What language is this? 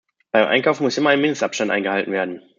German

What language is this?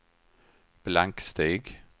Swedish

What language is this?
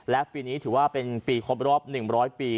Thai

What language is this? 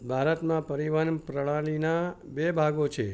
Gujarati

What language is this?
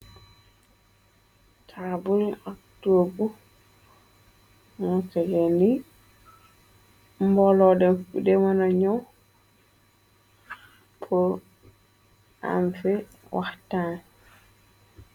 Wolof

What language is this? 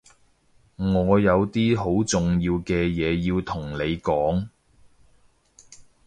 Cantonese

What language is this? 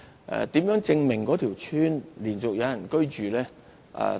Cantonese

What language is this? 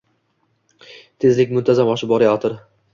Uzbek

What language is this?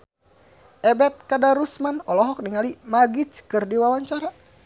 Sundanese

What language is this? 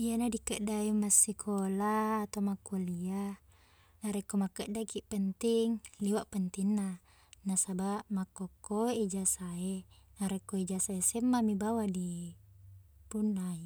Buginese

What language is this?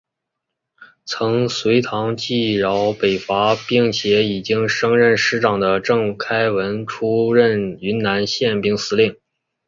Chinese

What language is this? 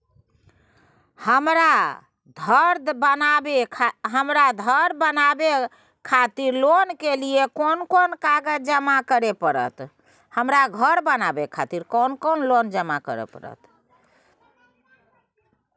Maithili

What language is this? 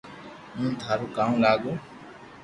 Loarki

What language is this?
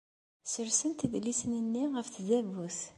Kabyle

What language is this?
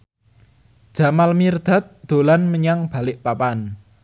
Javanese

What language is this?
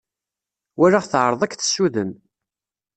Kabyle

